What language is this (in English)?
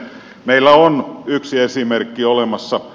Finnish